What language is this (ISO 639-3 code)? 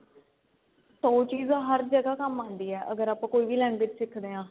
pan